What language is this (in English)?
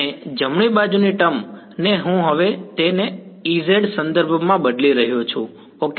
Gujarati